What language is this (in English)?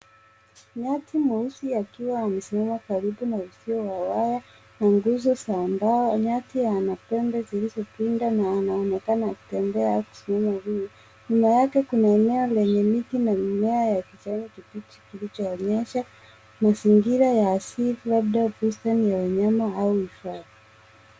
Swahili